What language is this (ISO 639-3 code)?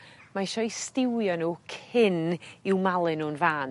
cym